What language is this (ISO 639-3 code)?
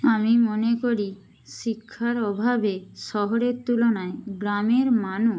ben